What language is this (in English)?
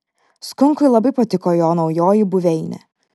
Lithuanian